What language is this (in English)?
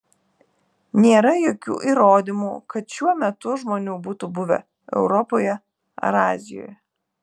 Lithuanian